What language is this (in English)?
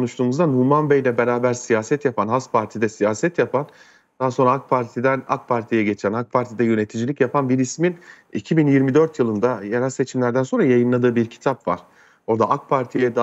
Turkish